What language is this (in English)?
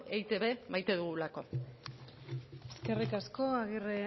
Basque